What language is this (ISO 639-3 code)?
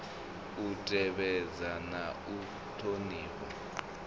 ven